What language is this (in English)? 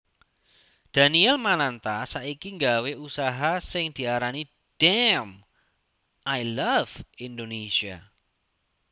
Javanese